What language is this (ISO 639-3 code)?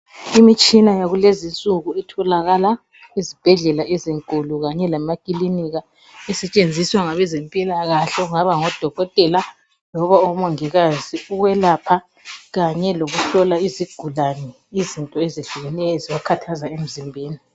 nde